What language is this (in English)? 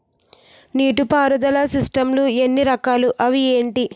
Telugu